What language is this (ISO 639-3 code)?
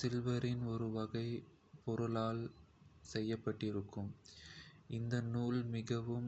kfe